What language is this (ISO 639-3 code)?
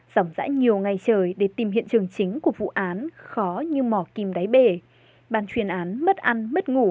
vie